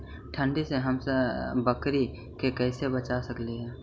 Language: Magahi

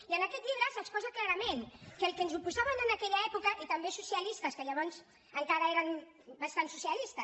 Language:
Catalan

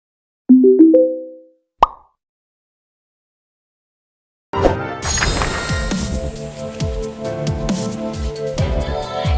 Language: Korean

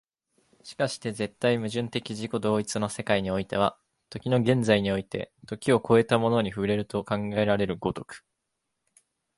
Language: Japanese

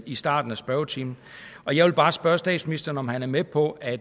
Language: Danish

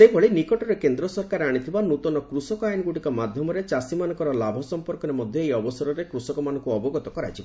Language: Odia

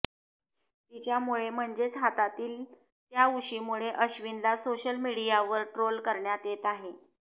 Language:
Marathi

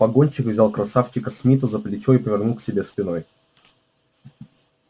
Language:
Russian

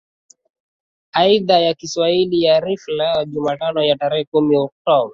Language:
Swahili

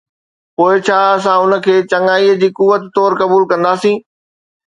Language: Sindhi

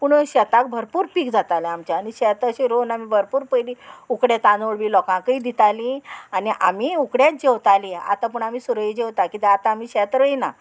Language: Konkani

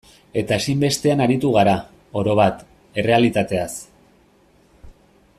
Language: Basque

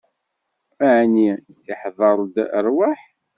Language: Kabyle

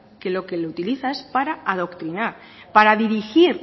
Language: Spanish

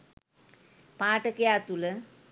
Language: Sinhala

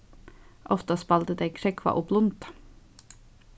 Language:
Faroese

